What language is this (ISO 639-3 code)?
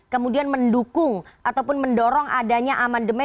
ind